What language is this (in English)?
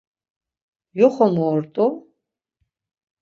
Laz